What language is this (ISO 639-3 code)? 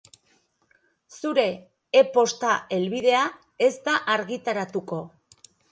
eus